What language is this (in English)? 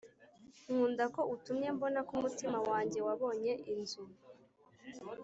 Kinyarwanda